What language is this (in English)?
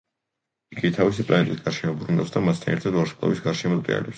Georgian